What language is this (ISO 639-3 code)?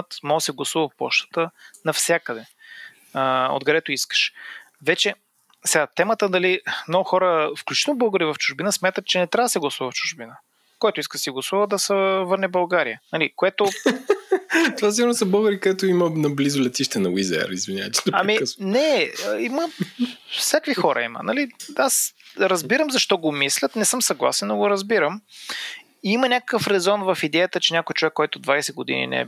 bul